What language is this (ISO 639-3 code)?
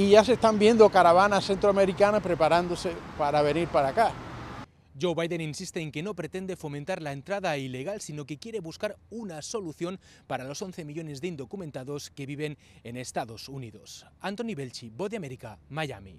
spa